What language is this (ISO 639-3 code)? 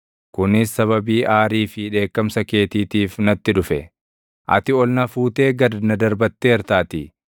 orm